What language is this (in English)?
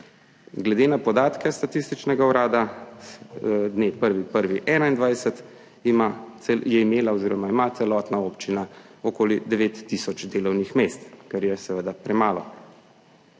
Slovenian